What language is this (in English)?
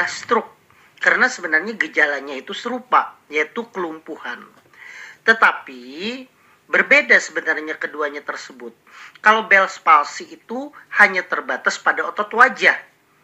Indonesian